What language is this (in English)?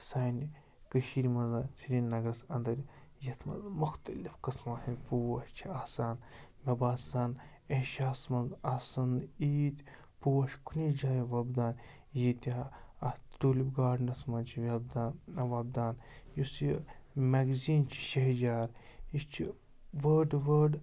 Kashmiri